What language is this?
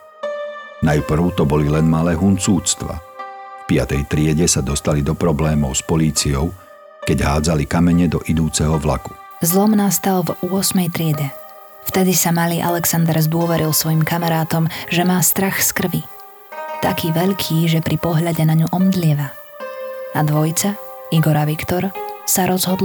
Slovak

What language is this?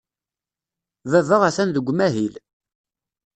Kabyle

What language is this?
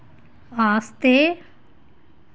Dogri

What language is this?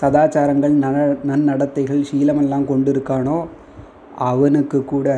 Tamil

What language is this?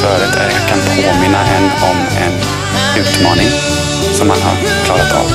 Swedish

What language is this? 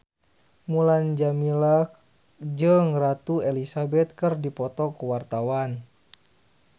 Sundanese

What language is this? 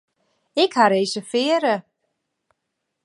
Western Frisian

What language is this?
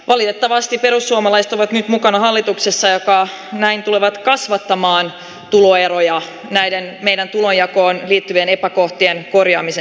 Finnish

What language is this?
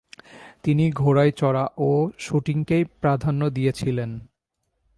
Bangla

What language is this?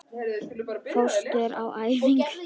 Icelandic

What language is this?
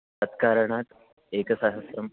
Sanskrit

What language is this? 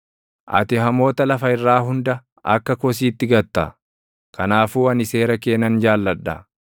Oromo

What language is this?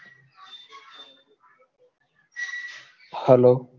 Gujarati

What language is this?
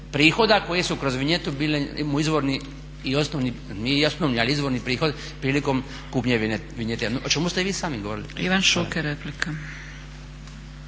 Croatian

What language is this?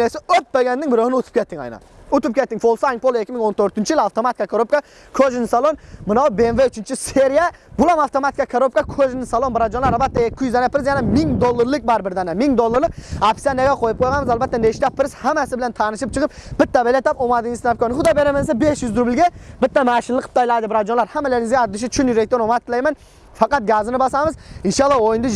Turkish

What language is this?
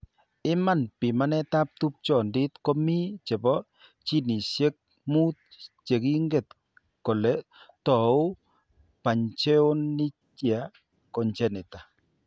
Kalenjin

